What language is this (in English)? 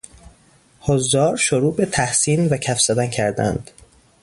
Persian